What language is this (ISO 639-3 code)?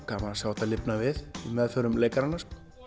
isl